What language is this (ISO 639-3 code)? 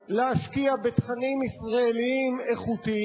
heb